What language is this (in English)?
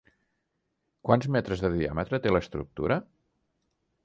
Catalan